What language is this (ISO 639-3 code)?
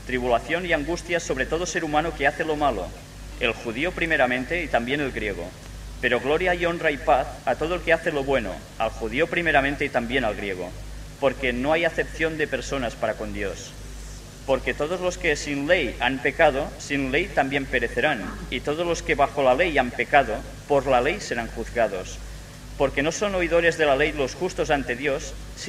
spa